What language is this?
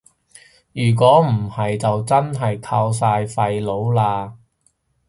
Cantonese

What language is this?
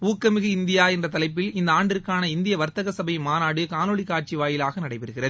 Tamil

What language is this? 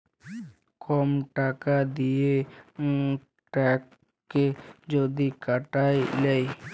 Bangla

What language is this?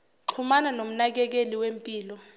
Zulu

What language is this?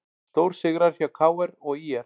Icelandic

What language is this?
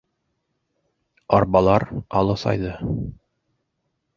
Bashkir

